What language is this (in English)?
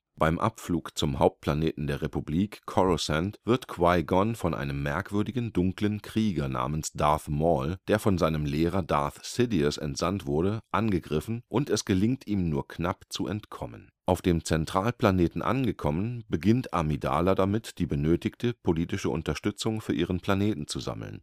German